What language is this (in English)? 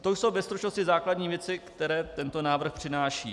Czech